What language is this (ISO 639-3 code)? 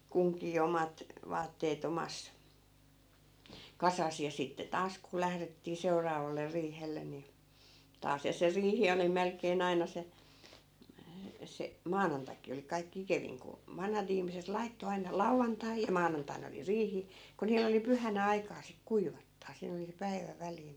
fin